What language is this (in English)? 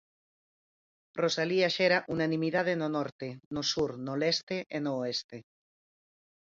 Galician